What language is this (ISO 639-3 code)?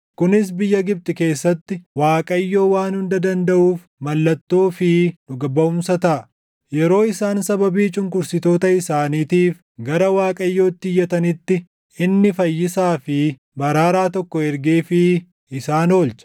orm